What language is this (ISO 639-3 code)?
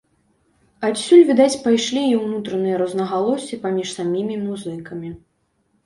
bel